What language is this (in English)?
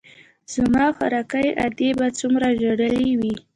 Pashto